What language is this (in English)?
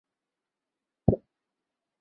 Chinese